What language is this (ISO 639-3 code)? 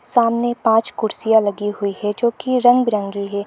hin